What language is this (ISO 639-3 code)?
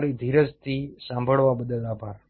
guj